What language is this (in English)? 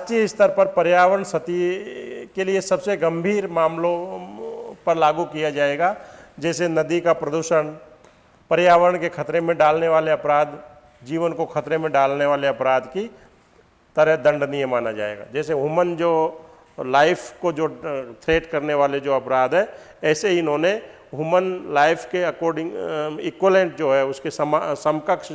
Hindi